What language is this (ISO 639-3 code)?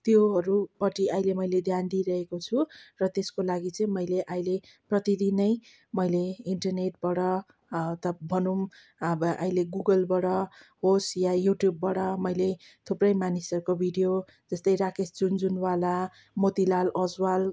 nep